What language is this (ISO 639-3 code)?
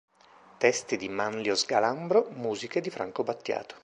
ita